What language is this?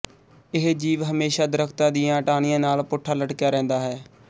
Punjabi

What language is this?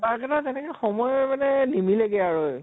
Assamese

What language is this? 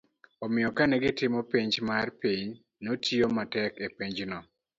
Luo (Kenya and Tanzania)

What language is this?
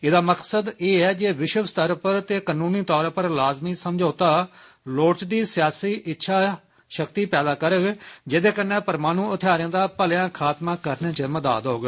Dogri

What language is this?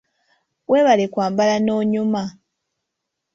Ganda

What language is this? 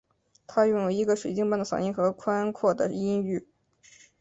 Chinese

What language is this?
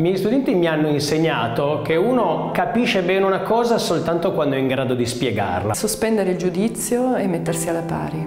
Italian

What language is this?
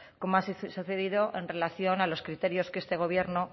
Spanish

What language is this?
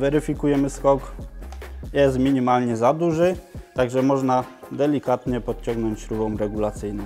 Polish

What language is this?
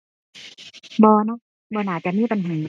Thai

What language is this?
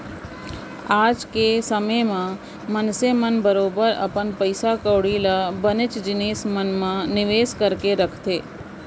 Chhattisgarhi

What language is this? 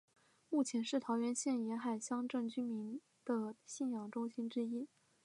Chinese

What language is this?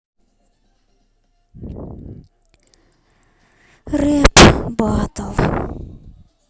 Russian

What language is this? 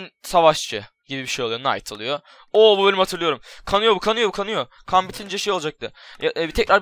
Turkish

